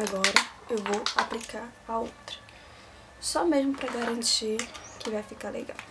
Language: Portuguese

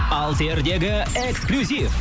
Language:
Kazakh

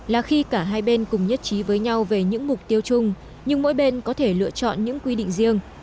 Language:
Vietnamese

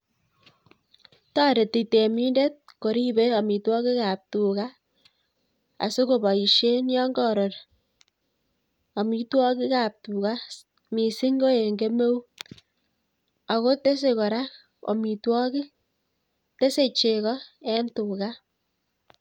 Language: Kalenjin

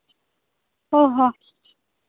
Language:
Santali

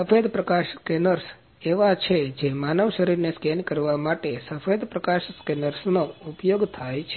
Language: Gujarati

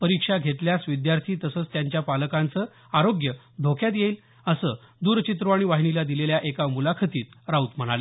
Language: Marathi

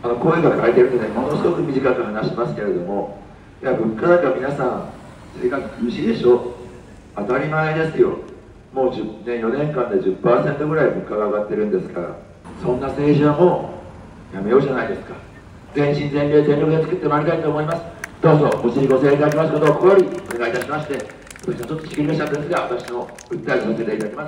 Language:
Japanese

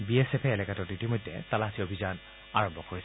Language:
Assamese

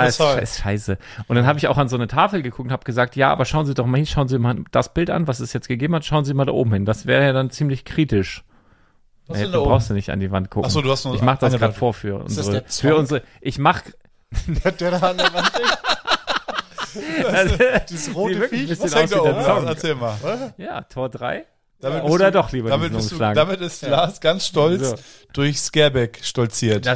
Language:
German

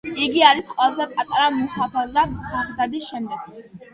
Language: Georgian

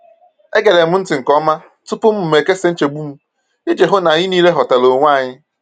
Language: Igbo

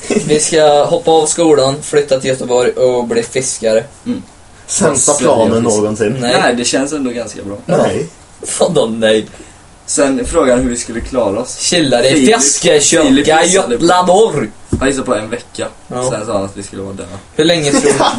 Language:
Swedish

